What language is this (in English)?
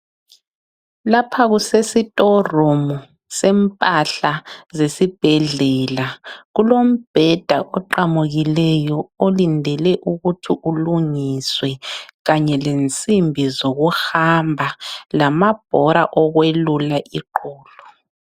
North Ndebele